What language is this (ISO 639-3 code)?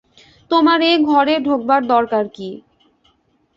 ben